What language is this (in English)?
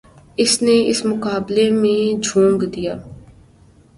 Urdu